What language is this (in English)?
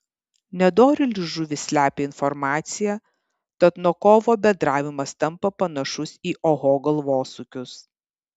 Lithuanian